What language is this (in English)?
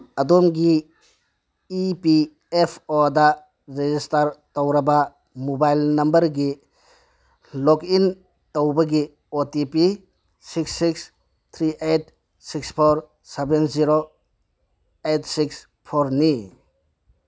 Manipuri